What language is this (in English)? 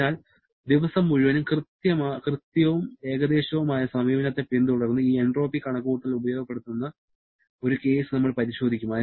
Malayalam